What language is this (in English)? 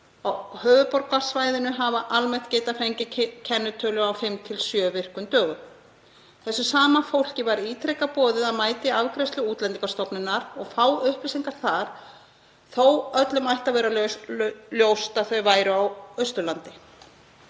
Icelandic